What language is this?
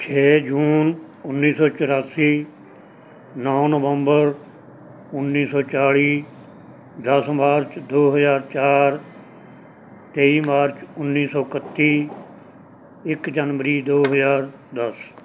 Punjabi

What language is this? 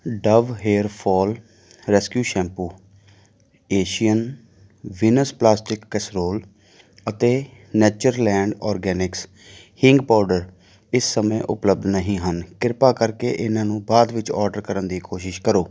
Punjabi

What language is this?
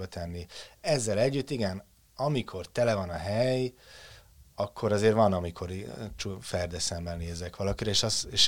Hungarian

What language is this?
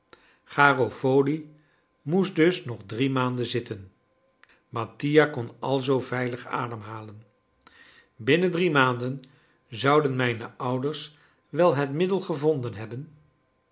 Dutch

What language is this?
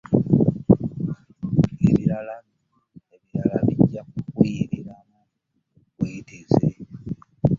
Ganda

